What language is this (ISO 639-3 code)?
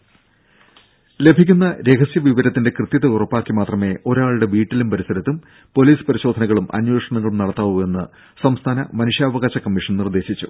mal